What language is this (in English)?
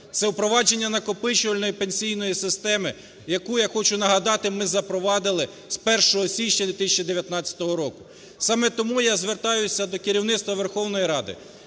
Ukrainian